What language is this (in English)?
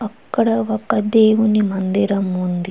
Telugu